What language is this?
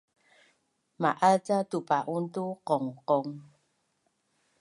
Bunun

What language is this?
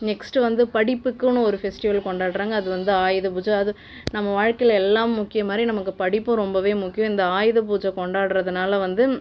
Tamil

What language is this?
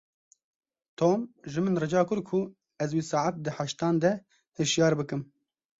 Kurdish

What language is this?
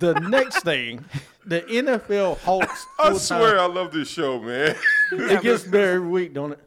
English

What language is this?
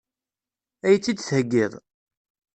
Kabyle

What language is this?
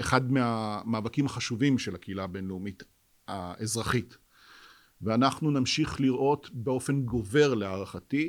Hebrew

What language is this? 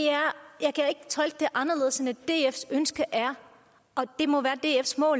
Danish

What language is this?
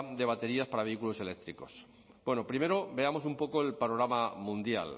Spanish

